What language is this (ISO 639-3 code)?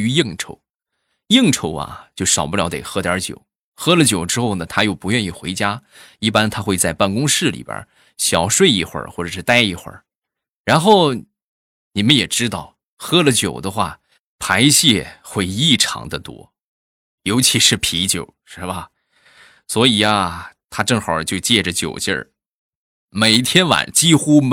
zho